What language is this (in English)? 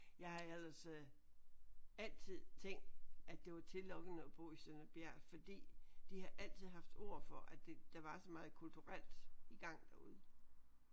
Danish